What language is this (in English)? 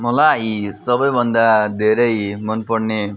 Nepali